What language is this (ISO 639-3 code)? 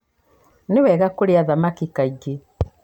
kik